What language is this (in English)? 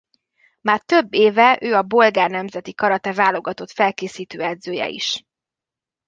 Hungarian